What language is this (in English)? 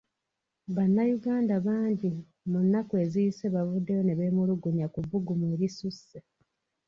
Ganda